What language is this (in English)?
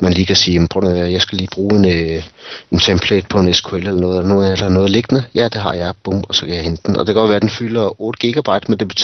Danish